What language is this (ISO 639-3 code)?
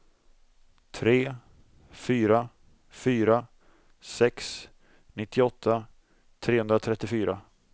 swe